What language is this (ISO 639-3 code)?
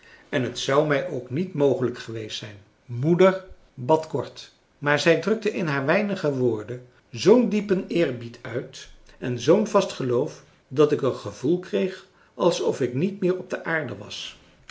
nld